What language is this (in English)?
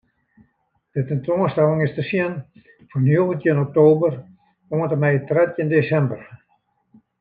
Western Frisian